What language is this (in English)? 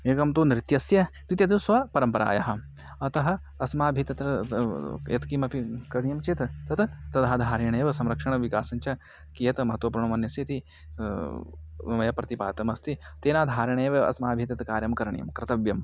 Sanskrit